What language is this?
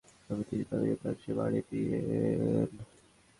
Bangla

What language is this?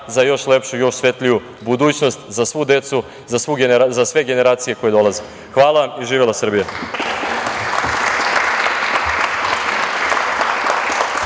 Serbian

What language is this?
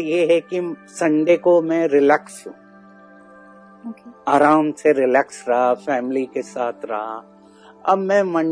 Hindi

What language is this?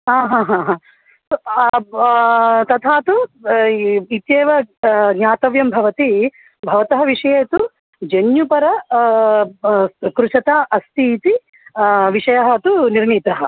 Sanskrit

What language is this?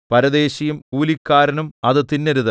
Malayalam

